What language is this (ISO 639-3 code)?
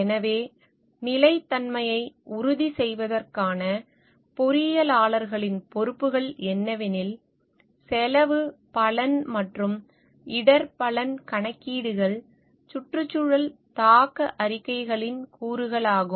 tam